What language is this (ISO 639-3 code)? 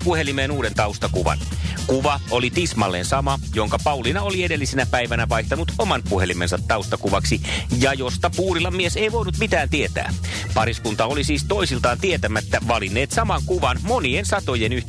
fin